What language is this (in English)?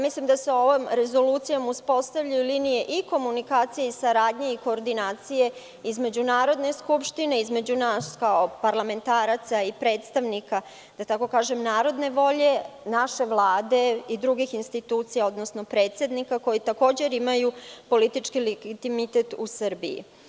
Serbian